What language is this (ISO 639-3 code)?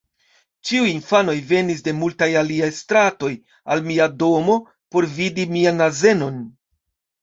epo